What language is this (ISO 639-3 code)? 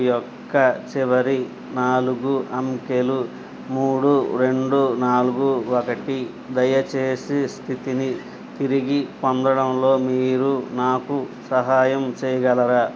tel